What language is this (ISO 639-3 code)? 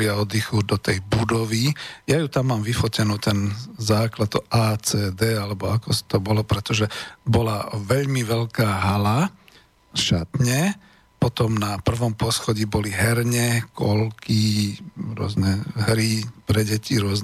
slk